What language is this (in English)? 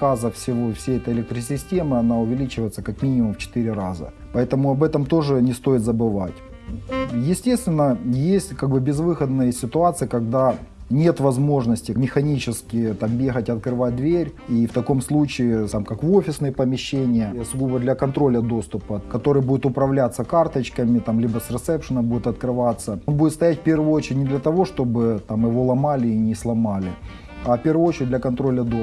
Russian